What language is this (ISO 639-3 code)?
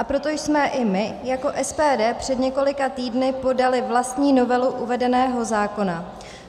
ces